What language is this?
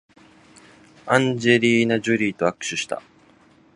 Japanese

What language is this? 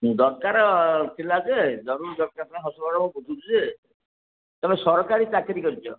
Odia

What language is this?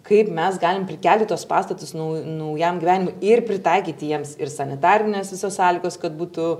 Lithuanian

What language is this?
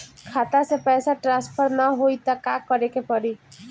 Bhojpuri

